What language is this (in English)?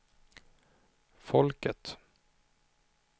Swedish